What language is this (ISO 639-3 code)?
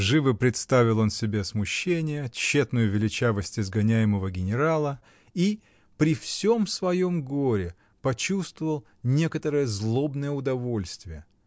rus